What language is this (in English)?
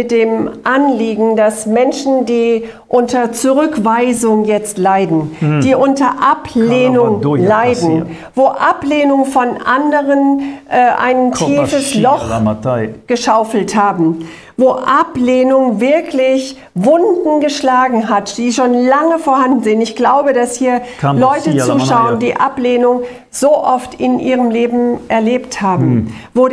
German